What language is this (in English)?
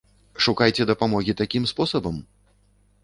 Belarusian